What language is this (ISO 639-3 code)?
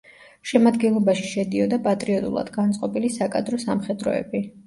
kat